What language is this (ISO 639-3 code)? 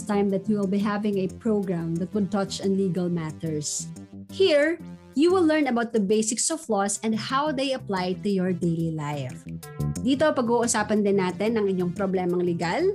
fil